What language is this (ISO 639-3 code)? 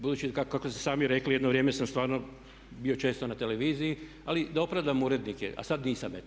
hrv